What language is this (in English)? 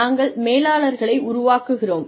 Tamil